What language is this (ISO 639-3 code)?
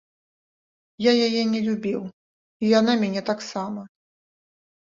bel